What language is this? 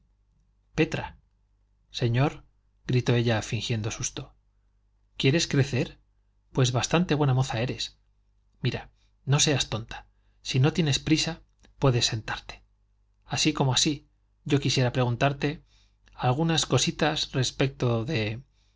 Spanish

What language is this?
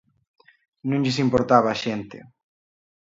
Galician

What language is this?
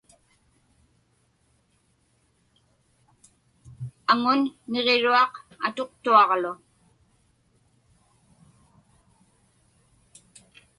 Inupiaq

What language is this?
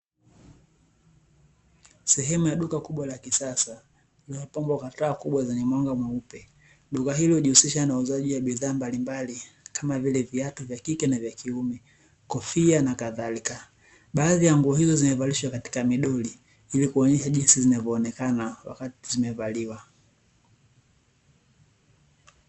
Swahili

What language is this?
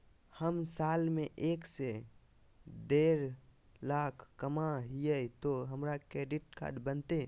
Magahi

